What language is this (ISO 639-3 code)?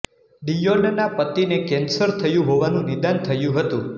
guj